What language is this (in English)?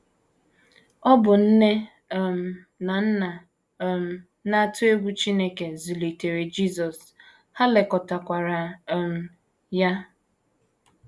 Igbo